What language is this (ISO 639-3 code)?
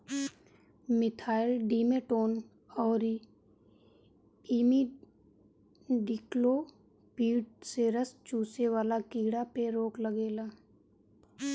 bho